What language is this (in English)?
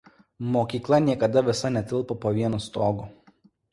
Lithuanian